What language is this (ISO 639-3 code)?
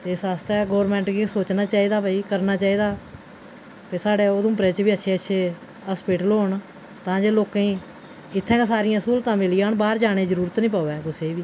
doi